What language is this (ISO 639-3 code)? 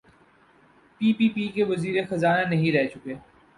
urd